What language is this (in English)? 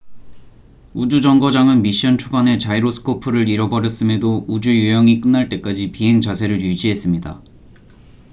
Korean